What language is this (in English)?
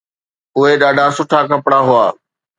Sindhi